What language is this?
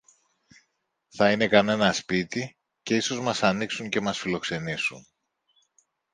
Greek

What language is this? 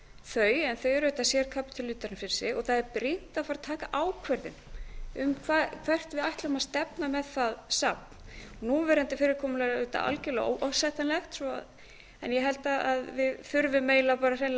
Icelandic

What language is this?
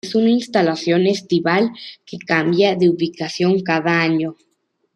Spanish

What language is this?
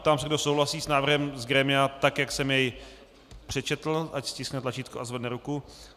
Czech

